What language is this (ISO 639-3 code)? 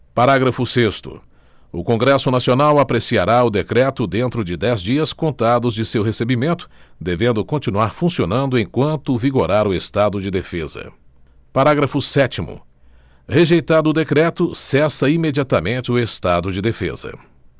por